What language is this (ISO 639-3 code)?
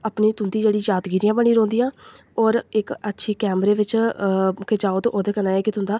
doi